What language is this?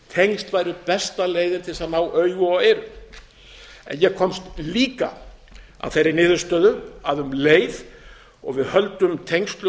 Icelandic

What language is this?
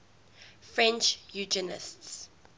English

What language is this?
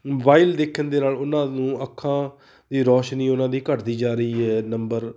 Punjabi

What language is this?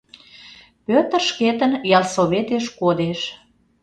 Mari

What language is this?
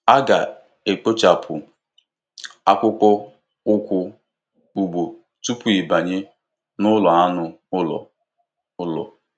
Igbo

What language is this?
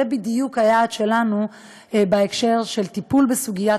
Hebrew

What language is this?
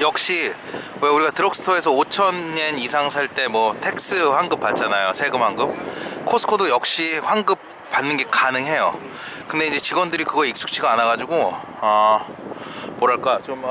Korean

